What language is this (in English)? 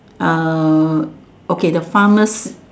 English